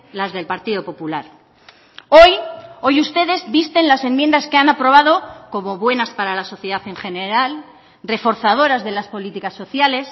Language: Spanish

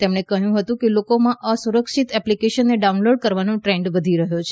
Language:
Gujarati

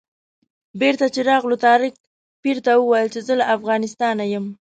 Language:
Pashto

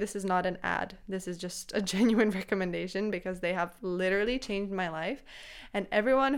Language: English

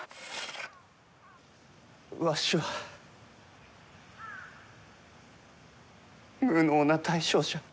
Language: Japanese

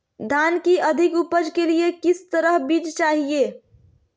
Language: Magahi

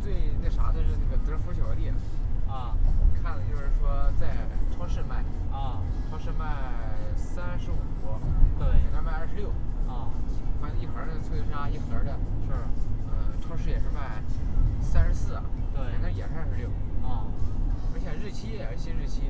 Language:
Chinese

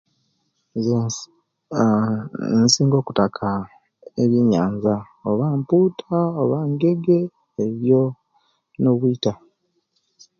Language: Kenyi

